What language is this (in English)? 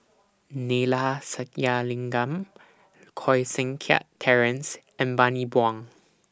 English